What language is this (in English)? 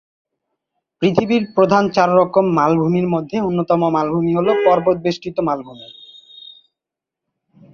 Bangla